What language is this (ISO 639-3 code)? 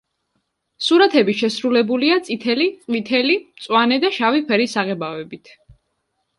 kat